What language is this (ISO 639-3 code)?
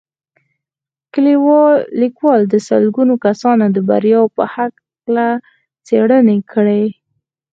pus